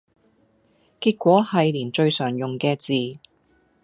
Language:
Cantonese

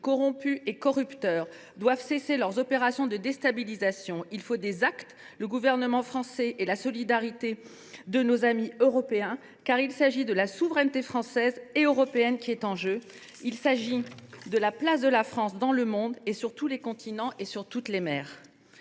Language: French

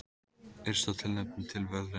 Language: Icelandic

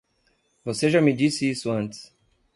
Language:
Portuguese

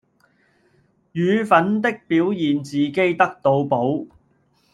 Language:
Cantonese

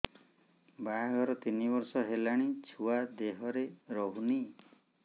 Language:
Odia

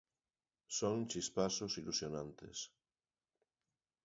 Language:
Galician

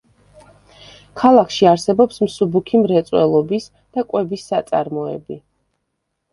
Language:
Georgian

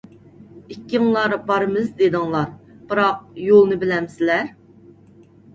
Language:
Uyghur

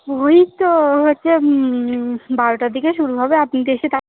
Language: Bangla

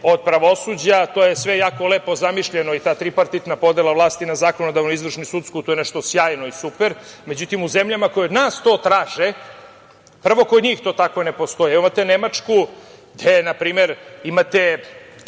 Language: Serbian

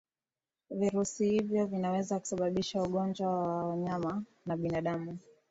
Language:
Swahili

